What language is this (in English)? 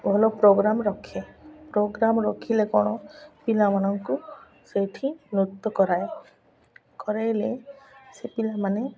Odia